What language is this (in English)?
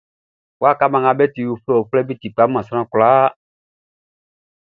Baoulé